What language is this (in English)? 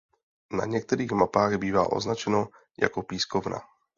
Czech